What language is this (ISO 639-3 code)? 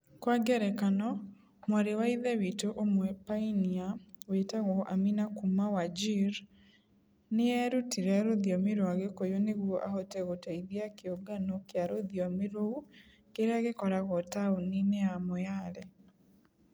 kik